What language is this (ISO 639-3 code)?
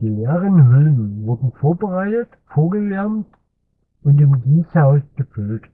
deu